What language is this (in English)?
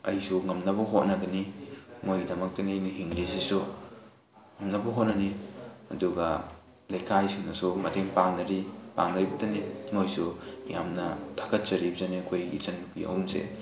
Manipuri